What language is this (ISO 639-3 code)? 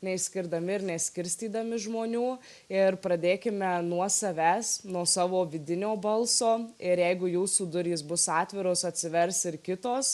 lit